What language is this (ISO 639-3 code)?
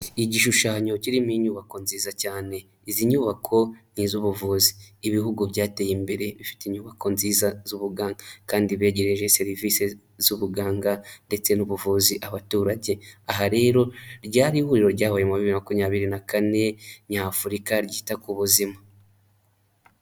kin